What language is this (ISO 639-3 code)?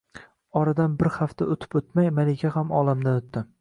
uzb